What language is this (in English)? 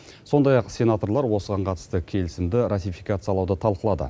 Kazakh